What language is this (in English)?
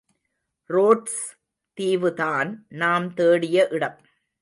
Tamil